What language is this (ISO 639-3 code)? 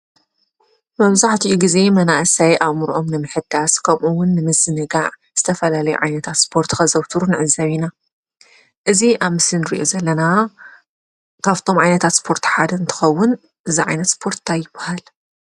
tir